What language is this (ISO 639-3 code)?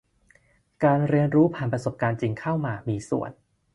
tha